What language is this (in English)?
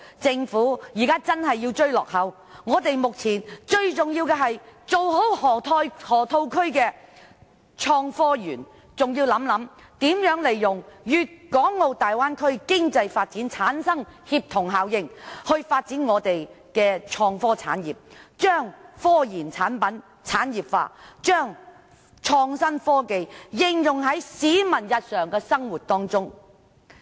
Cantonese